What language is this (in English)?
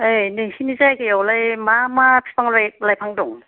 Bodo